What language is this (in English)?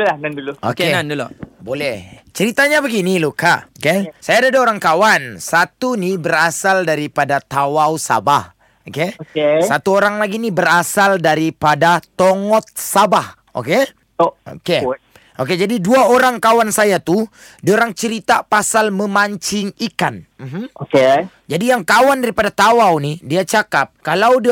Malay